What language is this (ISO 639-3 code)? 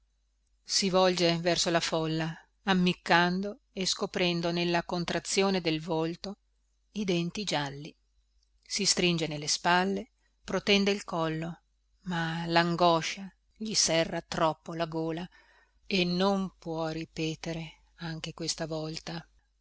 ita